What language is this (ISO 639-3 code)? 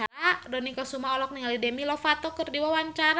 sun